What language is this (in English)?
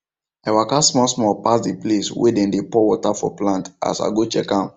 Nigerian Pidgin